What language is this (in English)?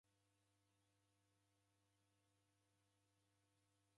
Taita